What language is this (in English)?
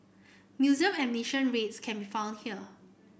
English